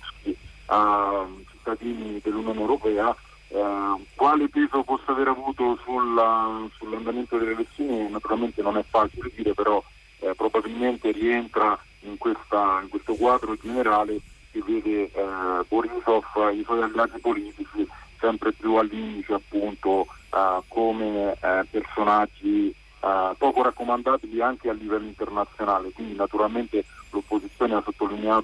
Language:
Italian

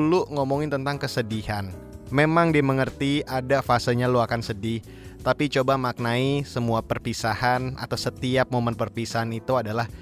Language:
Indonesian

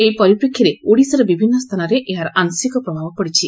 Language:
Odia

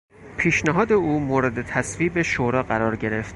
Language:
Persian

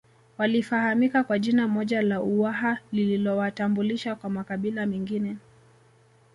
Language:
Swahili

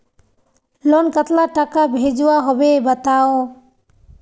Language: Magahi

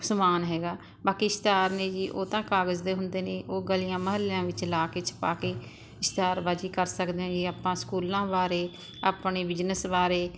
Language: Punjabi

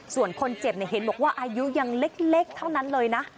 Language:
Thai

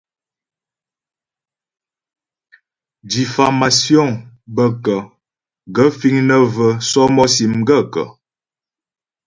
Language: Ghomala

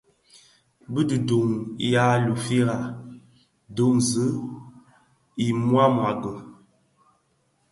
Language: Bafia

